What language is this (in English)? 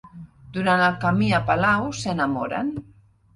Catalan